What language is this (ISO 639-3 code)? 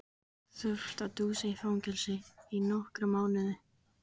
isl